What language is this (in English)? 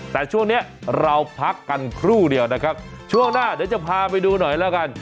Thai